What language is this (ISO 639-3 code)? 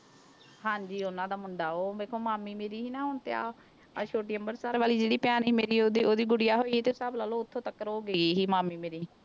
pan